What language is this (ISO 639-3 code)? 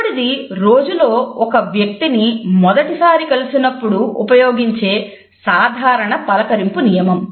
tel